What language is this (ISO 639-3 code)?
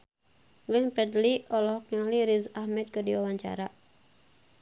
sun